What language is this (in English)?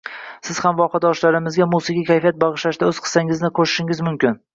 Uzbek